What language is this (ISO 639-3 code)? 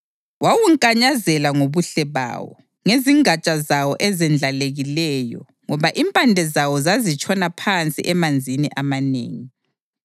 nde